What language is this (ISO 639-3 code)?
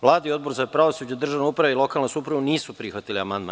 srp